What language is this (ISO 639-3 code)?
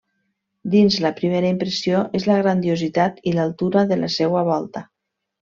cat